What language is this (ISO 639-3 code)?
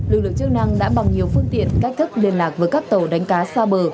vie